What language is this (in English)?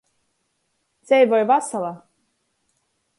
Latgalian